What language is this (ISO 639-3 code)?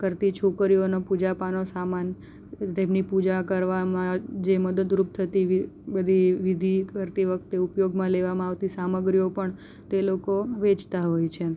guj